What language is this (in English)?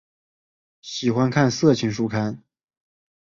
Chinese